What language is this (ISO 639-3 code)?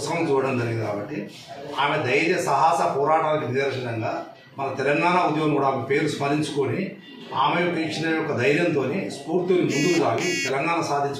hin